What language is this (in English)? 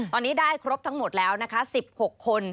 Thai